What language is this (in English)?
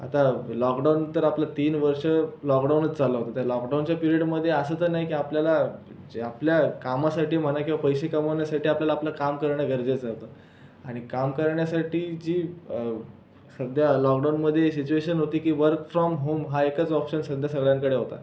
Marathi